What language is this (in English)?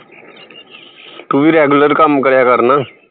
Punjabi